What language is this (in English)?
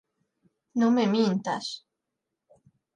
Galician